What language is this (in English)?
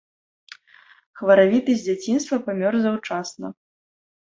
Belarusian